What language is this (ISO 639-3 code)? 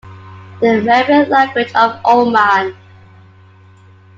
eng